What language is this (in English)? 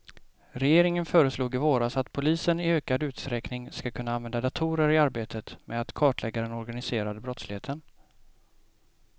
Swedish